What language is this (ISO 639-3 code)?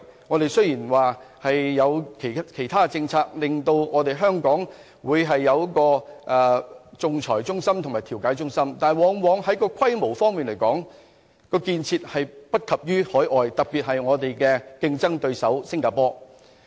yue